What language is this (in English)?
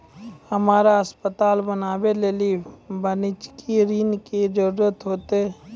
Maithili